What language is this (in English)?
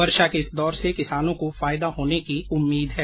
Hindi